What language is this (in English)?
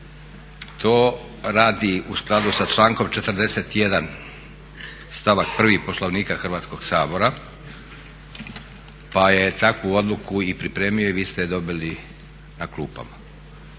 Croatian